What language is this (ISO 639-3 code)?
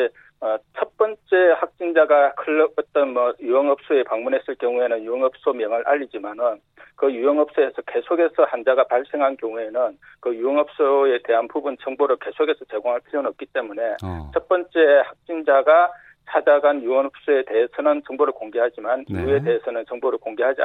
kor